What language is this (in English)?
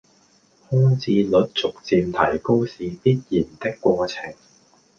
Cantonese